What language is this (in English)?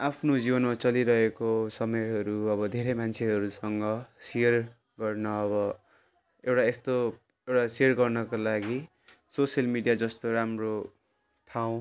Nepali